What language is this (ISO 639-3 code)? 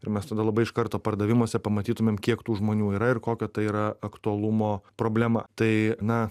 lit